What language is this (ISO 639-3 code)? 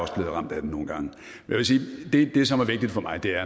dan